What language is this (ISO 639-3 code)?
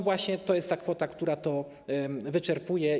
pol